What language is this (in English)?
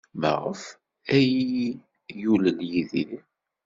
Kabyle